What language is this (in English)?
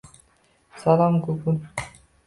Uzbek